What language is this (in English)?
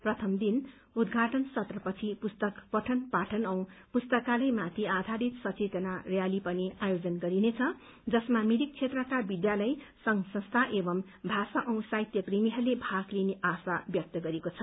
Nepali